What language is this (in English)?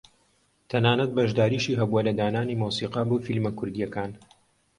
Central Kurdish